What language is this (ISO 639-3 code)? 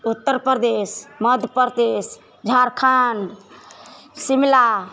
mai